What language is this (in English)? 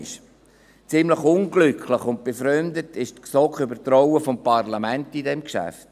Swiss German